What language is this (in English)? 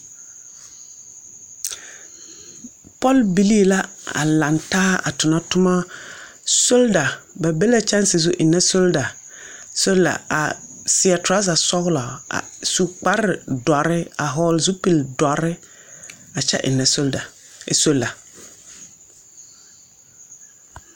Southern Dagaare